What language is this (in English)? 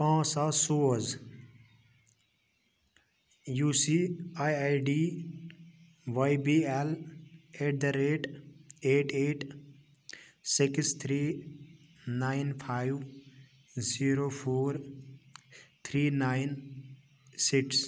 Kashmiri